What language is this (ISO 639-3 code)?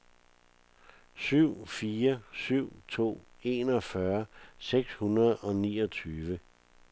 dan